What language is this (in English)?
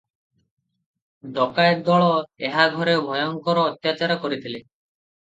Odia